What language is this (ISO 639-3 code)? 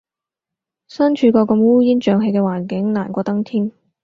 yue